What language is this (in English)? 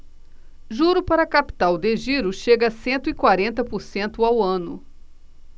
Portuguese